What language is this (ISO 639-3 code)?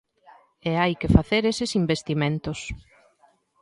glg